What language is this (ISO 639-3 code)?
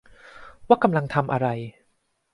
tha